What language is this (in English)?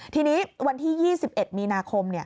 Thai